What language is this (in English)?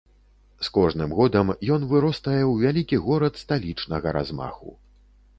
Belarusian